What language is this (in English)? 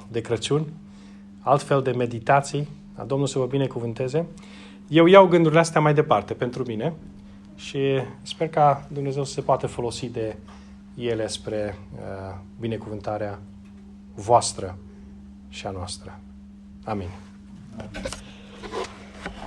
Romanian